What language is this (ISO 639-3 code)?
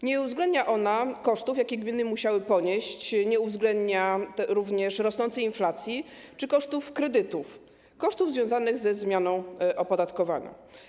pol